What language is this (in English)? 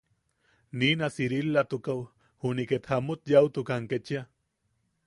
Yaqui